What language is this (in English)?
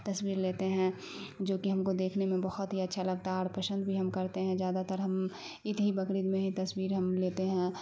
Urdu